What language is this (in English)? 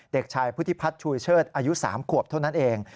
Thai